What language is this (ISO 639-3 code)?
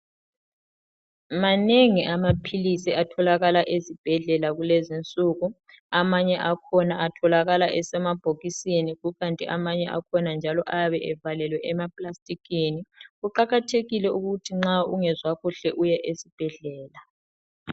nde